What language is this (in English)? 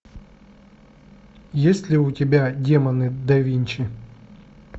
Russian